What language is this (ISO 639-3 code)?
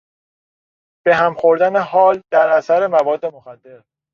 fas